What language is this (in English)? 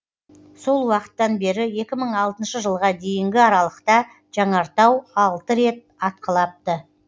Kazakh